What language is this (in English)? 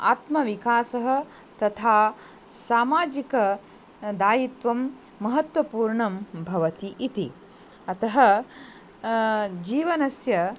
Sanskrit